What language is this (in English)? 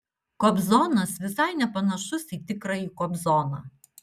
Lithuanian